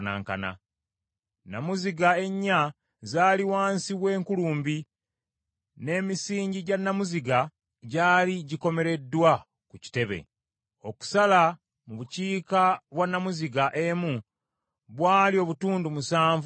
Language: Ganda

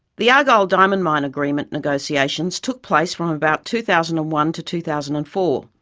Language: English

